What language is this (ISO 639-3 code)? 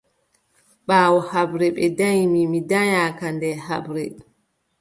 fub